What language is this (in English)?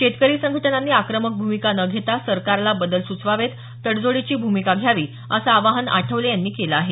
Marathi